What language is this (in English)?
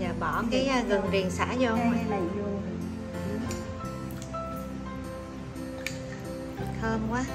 Vietnamese